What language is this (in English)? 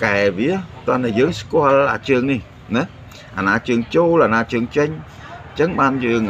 Vietnamese